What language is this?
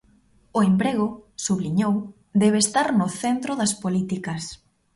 Galician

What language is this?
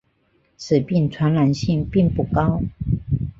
Chinese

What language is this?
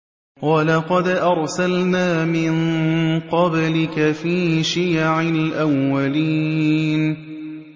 Arabic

